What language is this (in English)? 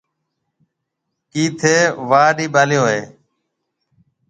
Marwari (Pakistan)